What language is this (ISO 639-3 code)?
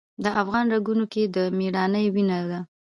pus